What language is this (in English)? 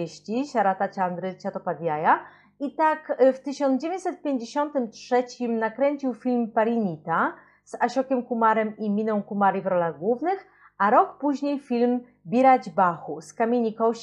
Polish